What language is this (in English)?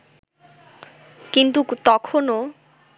Bangla